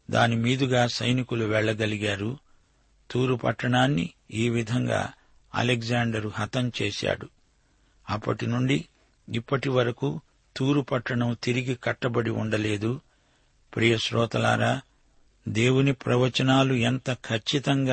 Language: Telugu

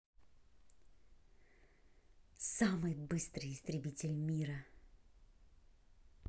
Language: Russian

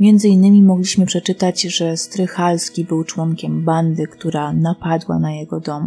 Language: Polish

